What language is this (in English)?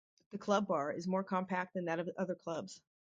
English